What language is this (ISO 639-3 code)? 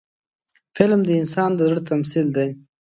pus